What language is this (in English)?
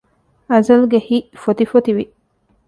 Divehi